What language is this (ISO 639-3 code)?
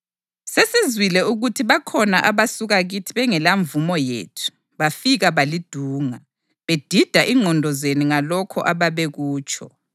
nde